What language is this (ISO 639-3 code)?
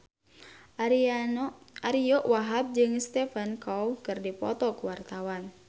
sun